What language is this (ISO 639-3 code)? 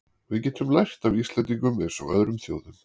isl